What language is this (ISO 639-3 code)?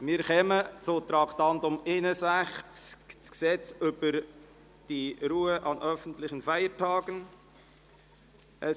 gsw